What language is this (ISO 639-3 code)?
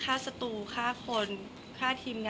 tha